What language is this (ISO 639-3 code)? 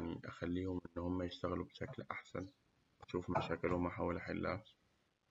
arz